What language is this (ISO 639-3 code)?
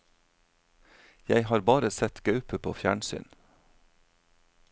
nor